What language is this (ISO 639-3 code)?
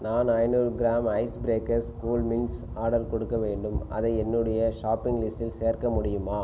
tam